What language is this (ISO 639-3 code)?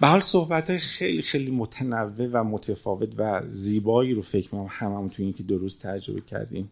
fas